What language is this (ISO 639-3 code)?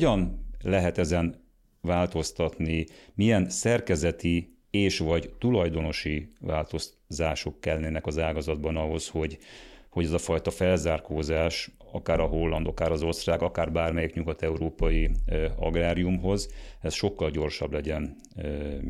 hun